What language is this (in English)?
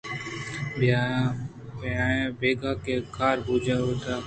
Eastern Balochi